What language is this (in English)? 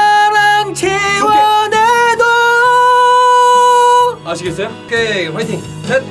Korean